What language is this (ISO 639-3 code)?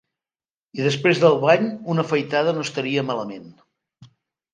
cat